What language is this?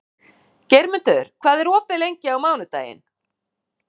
Icelandic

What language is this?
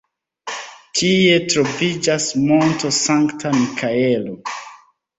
Esperanto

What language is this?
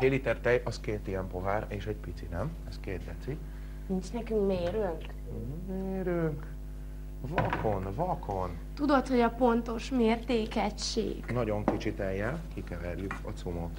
Hungarian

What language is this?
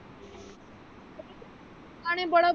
Punjabi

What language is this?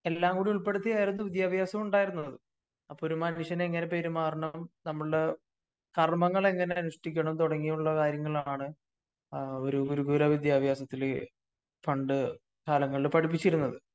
Malayalam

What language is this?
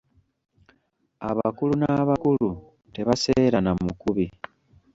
Ganda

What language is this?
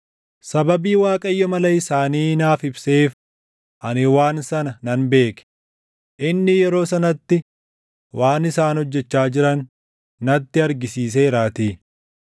Oromo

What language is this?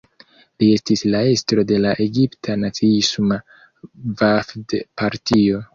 Esperanto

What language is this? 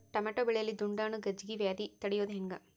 Kannada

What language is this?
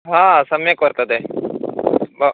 Sanskrit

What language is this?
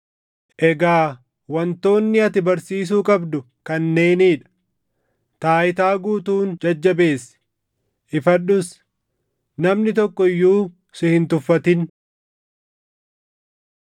Oromo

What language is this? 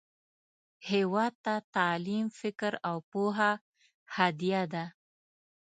Pashto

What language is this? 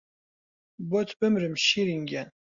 Central Kurdish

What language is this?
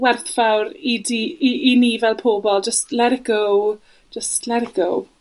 Welsh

